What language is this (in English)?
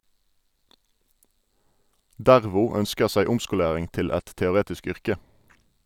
Norwegian